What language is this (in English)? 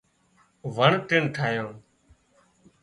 Wadiyara Koli